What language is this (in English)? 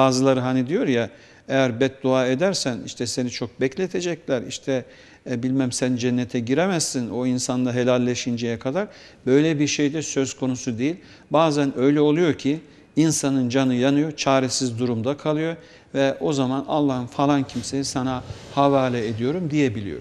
Turkish